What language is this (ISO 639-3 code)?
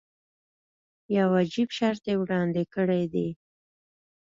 pus